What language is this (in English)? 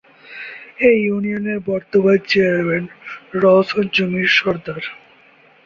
Bangla